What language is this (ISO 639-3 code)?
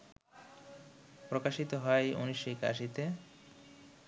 ben